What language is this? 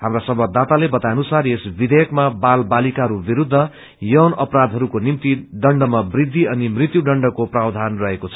Nepali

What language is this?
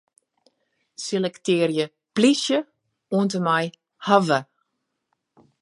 Western Frisian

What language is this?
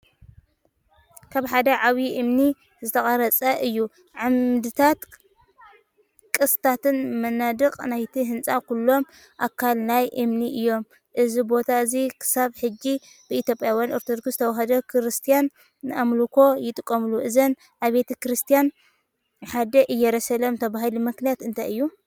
Tigrinya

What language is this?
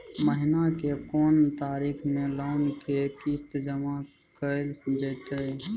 Maithili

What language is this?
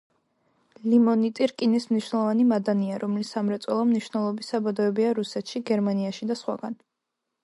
Georgian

